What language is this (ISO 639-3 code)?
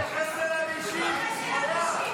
heb